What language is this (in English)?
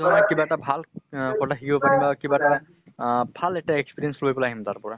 Assamese